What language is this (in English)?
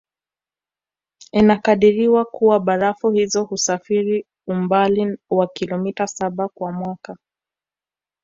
Swahili